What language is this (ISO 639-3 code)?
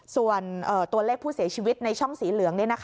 tha